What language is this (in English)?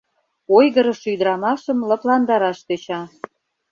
Mari